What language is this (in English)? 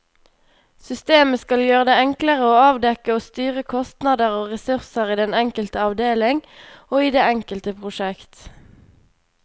Norwegian